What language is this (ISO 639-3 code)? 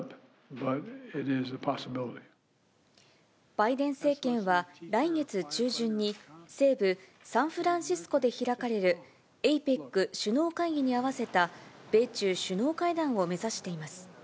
jpn